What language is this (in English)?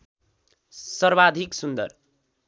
Nepali